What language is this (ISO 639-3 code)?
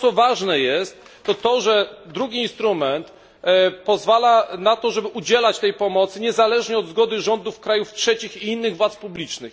pol